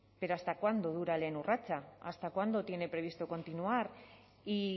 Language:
Spanish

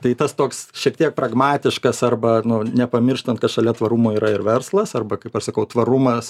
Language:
Lithuanian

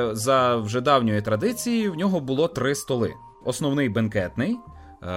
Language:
Ukrainian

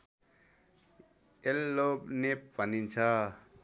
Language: Nepali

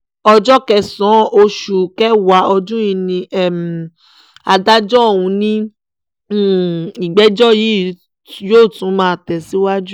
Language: Yoruba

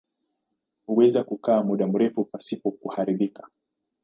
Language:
Swahili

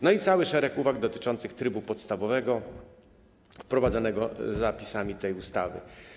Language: Polish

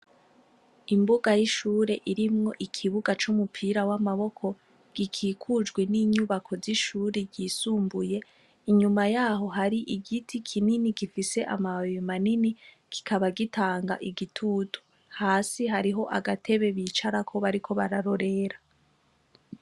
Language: Rundi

